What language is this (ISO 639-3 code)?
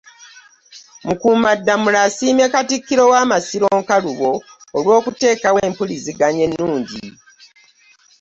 lug